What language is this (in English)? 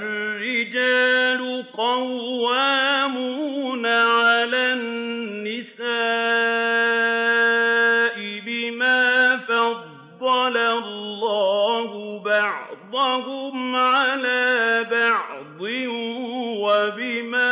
Arabic